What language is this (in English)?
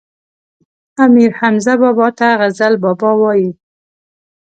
Pashto